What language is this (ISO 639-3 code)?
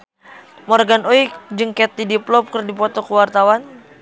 sun